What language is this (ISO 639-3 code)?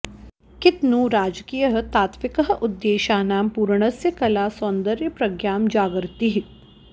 san